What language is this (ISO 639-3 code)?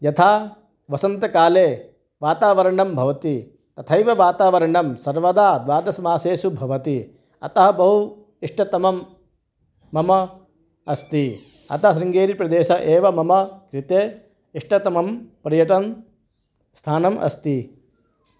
san